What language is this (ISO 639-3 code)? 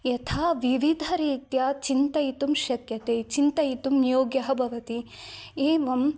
san